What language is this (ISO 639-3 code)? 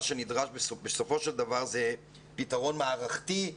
heb